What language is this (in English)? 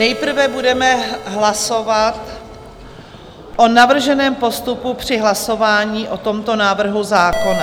Czech